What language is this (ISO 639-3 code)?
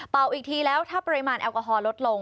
tha